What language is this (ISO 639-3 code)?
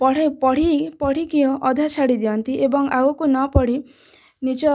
ori